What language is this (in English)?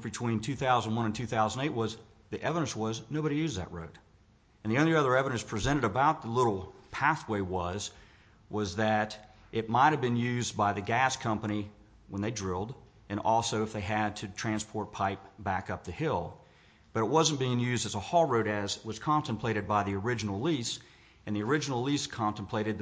English